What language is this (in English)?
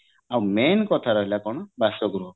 Odia